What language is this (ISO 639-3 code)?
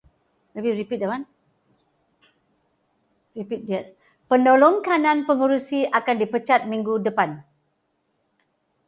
msa